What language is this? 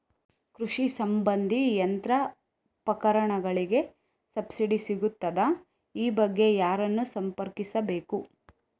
Kannada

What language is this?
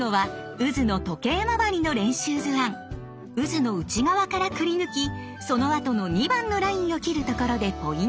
Japanese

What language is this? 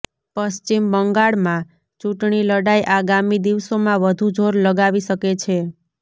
Gujarati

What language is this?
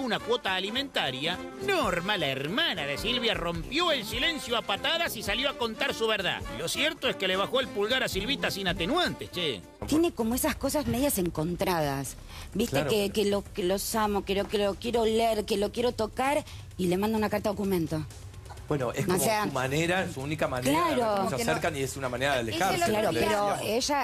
Spanish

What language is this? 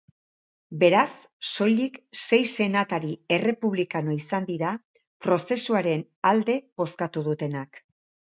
Basque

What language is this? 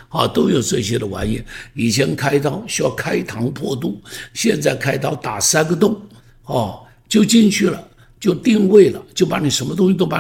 Chinese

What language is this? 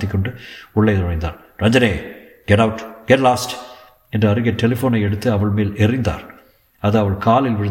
Tamil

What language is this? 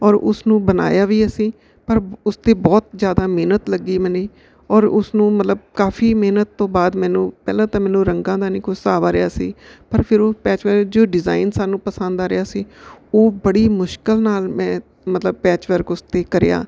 Punjabi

